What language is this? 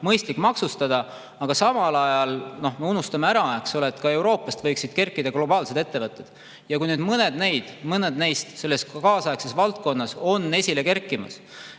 Estonian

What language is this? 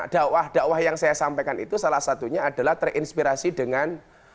Indonesian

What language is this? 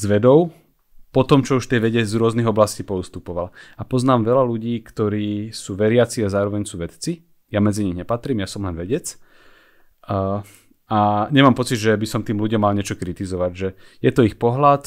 Slovak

